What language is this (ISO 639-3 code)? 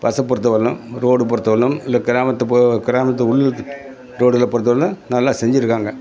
tam